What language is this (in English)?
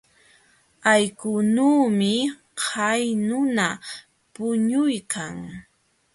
Jauja Wanca Quechua